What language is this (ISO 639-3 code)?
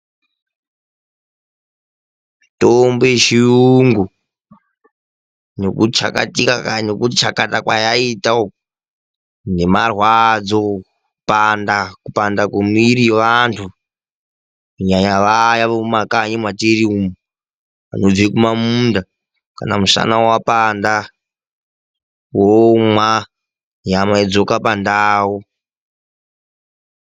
ndc